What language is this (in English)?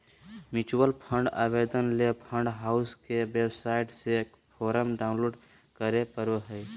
Magahi